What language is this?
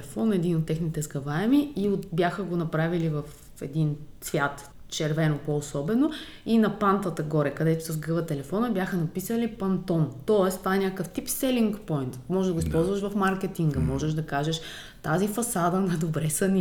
Bulgarian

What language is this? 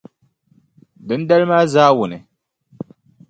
Dagbani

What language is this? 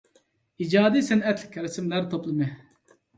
Uyghur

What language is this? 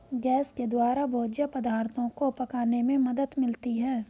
Hindi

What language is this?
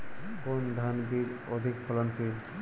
Bangla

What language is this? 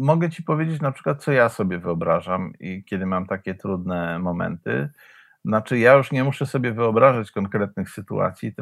Polish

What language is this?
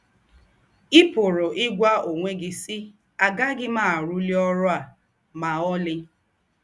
Igbo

